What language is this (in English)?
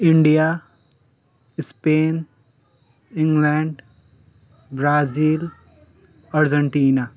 Nepali